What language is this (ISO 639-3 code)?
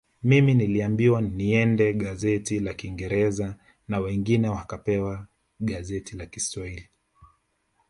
swa